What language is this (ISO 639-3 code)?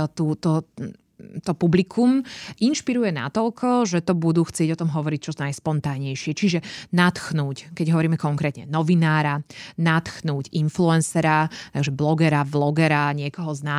slk